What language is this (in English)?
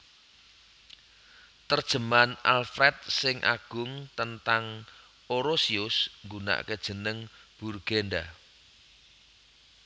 Javanese